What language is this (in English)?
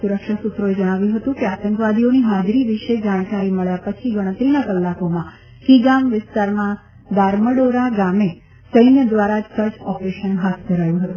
Gujarati